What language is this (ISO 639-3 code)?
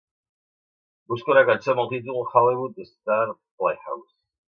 cat